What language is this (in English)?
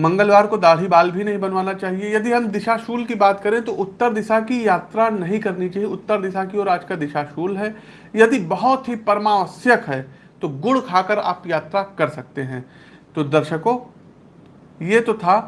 Hindi